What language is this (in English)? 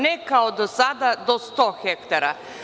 Serbian